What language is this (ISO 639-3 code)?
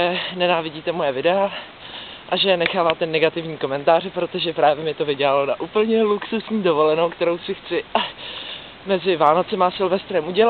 ces